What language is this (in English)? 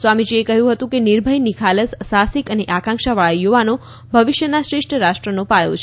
Gujarati